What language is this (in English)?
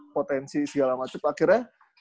Indonesian